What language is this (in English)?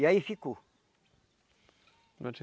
Portuguese